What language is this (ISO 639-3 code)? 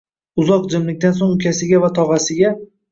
uzb